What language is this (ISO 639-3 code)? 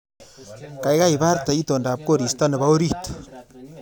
kln